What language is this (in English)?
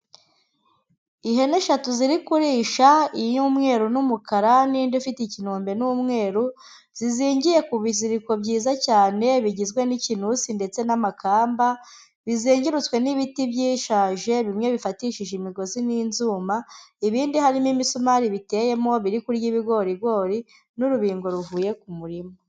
Kinyarwanda